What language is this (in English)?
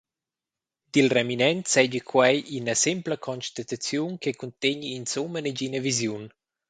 Romansh